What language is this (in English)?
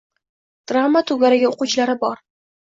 Uzbek